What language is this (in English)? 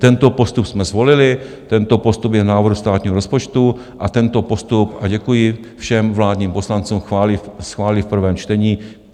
Czech